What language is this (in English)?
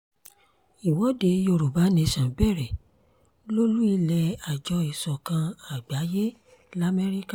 Yoruba